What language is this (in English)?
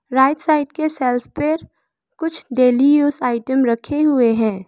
Hindi